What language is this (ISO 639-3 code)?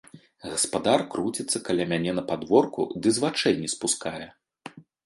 bel